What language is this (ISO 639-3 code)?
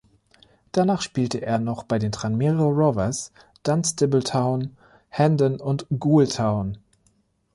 deu